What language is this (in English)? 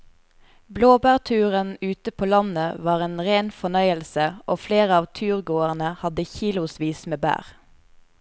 Norwegian